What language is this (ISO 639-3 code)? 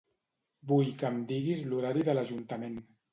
cat